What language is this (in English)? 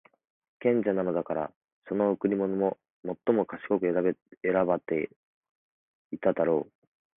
Japanese